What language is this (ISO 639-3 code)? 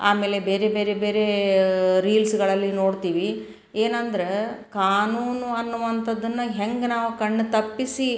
kan